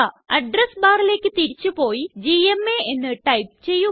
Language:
Malayalam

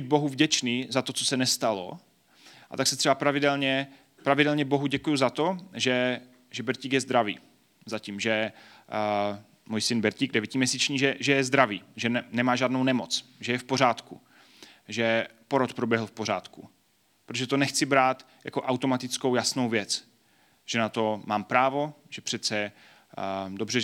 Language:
Czech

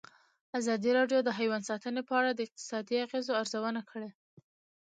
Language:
Pashto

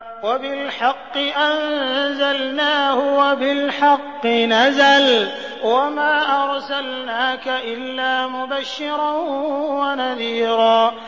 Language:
Arabic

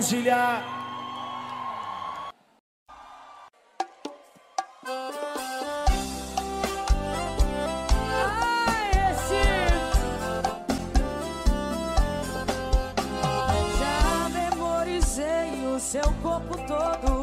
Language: Portuguese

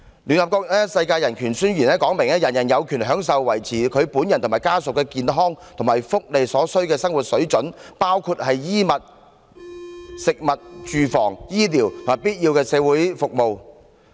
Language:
Cantonese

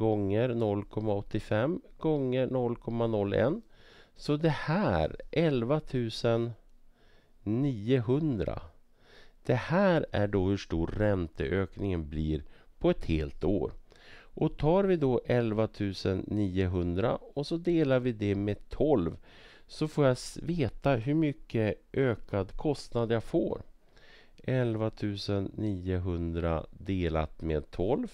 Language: Swedish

